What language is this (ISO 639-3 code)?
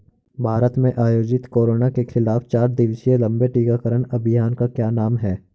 hin